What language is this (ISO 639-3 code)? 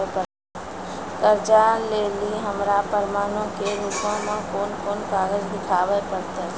mai